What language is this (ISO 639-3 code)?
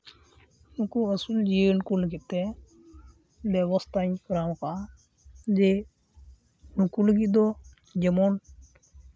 sat